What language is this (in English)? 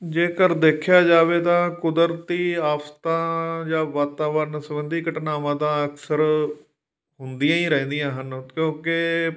Punjabi